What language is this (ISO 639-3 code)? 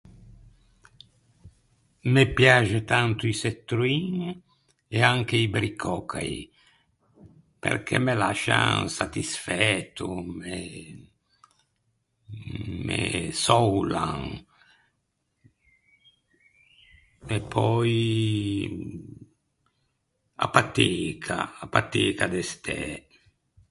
lij